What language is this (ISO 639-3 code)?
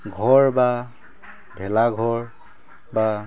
asm